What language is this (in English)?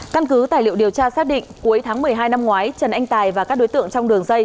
Vietnamese